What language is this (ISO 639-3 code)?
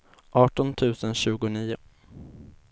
swe